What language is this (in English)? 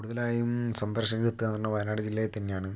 Malayalam